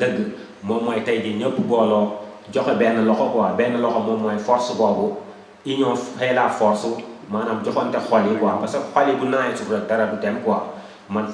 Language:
Indonesian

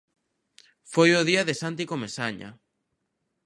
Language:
Galician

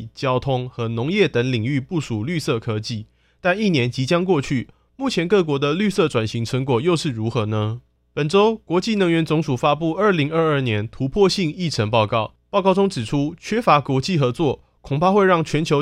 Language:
Chinese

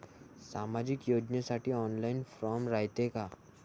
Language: Marathi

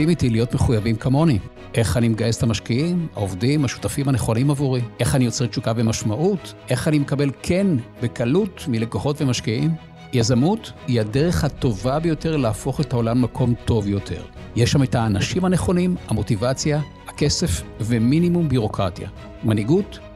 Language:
Hebrew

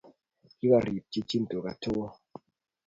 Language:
Kalenjin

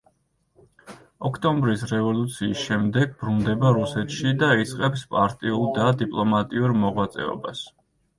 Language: Georgian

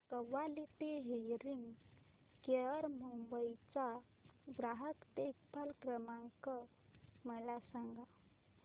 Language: Marathi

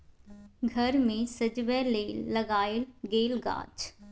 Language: Maithili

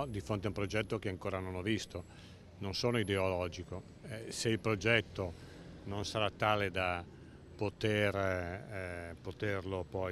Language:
Italian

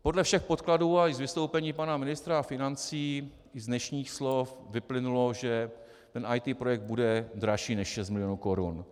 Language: Czech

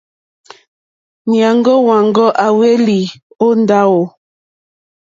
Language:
Mokpwe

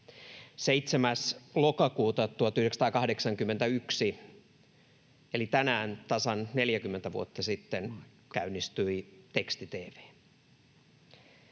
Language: Finnish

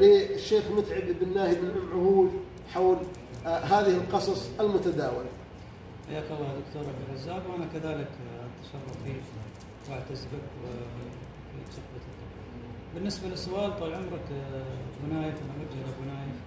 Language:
Arabic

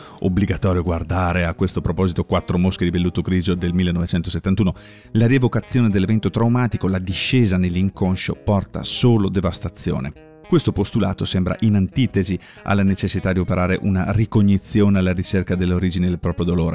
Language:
Italian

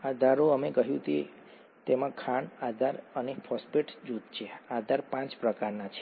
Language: Gujarati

